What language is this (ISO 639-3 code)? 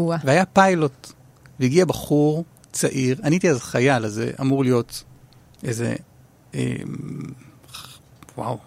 heb